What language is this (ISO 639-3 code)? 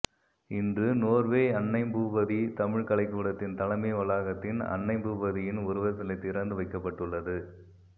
tam